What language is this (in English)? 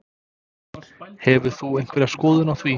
Icelandic